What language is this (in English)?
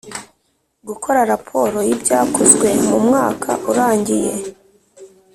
Kinyarwanda